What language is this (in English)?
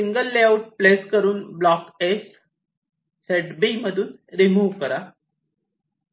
Marathi